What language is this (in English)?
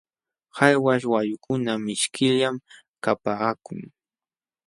Jauja Wanca Quechua